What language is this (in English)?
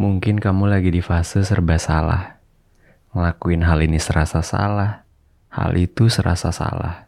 Indonesian